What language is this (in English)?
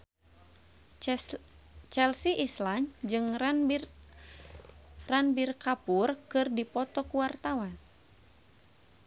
Sundanese